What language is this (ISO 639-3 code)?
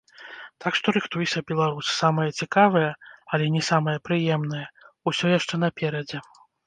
bel